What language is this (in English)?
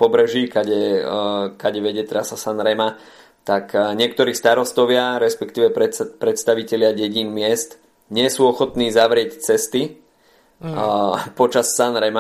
Slovak